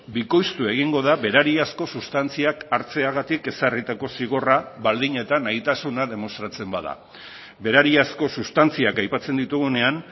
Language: Basque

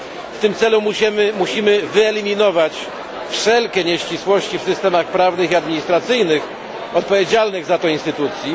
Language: Polish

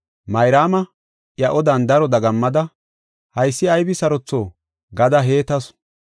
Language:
Gofa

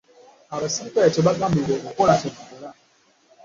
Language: Ganda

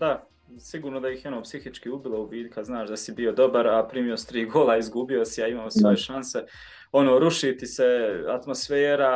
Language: Croatian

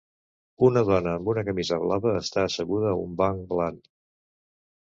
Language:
Catalan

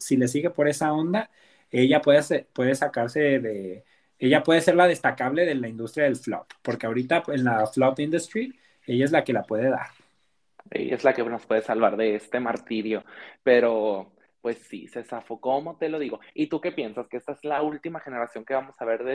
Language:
Spanish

